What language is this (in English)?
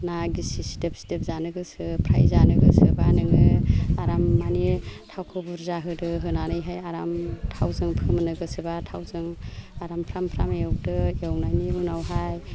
Bodo